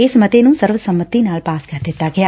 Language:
Punjabi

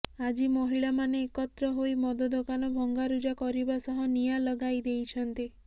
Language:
Odia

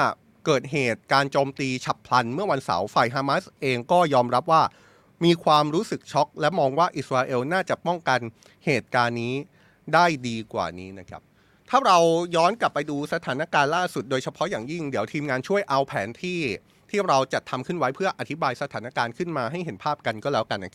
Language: Thai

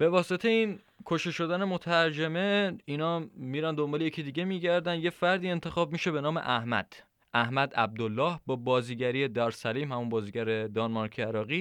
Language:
Persian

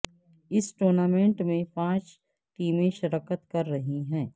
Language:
Urdu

